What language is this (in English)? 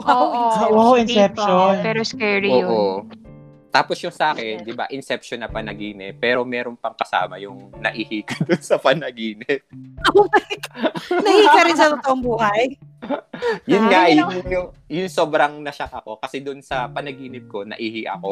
Filipino